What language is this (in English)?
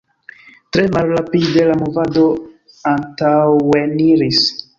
Esperanto